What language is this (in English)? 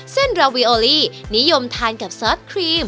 Thai